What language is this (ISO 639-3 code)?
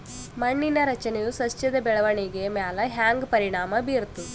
kan